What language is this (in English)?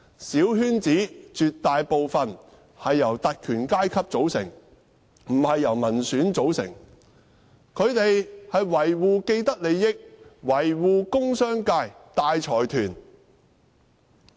Cantonese